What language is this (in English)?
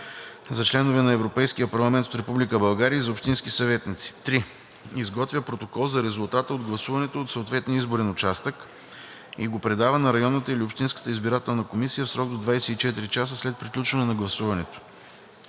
Bulgarian